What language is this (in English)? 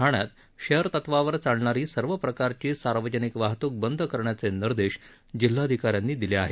Marathi